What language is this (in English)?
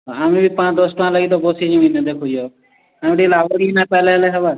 Odia